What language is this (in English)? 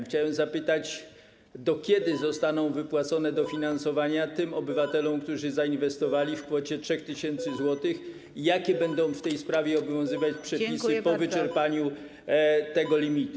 Polish